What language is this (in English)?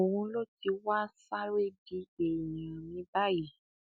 Yoruba